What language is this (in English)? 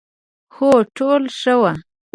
Pashto